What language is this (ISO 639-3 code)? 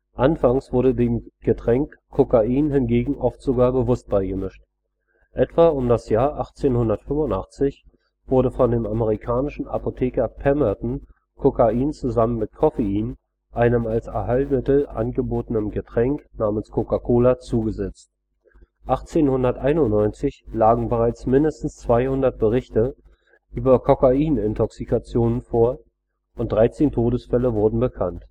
deu